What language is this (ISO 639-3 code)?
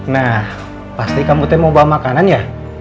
ind